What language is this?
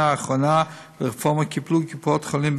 Hebrew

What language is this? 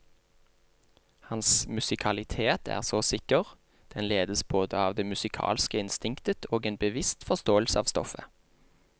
Norwegian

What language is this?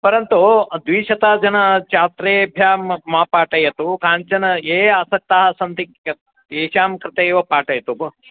Sanskrit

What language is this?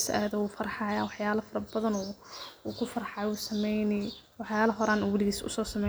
Somali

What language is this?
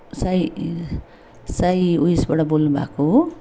Nepali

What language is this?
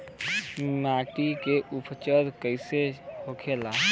Bhojpuri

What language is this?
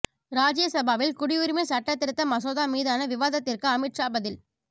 Tamil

